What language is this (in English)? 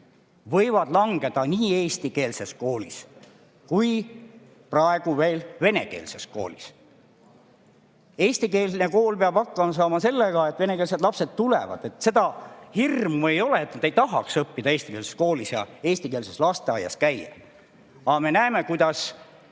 Estonian